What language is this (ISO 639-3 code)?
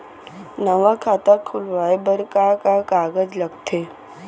hne